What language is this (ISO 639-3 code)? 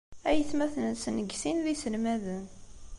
kab